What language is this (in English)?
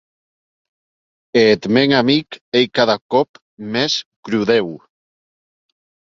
Occitan